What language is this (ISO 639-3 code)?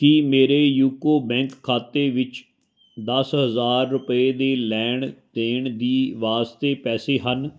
pan